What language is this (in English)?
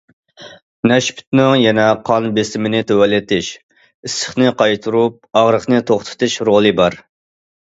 Uyghur